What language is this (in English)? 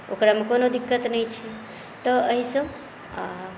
Maithili